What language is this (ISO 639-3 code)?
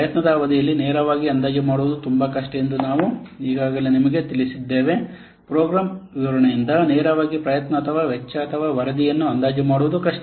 kan